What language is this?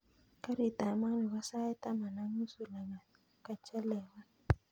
Kalenjin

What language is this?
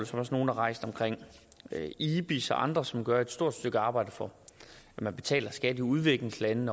Danish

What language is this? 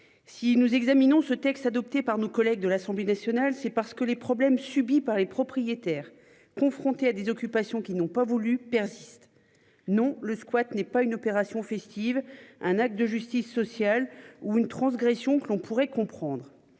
French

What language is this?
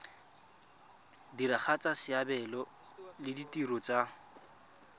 Tswana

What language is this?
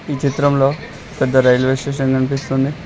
Telugu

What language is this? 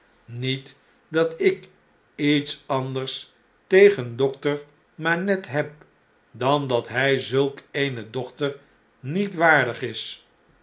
Dutch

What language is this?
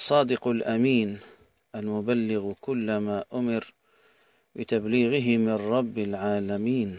Arabic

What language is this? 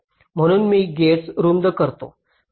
Marathi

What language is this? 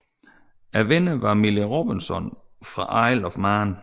Danish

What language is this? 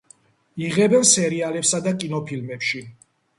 Georgian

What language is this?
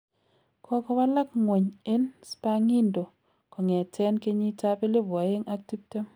Kalenjin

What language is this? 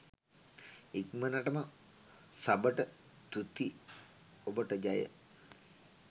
Sinhala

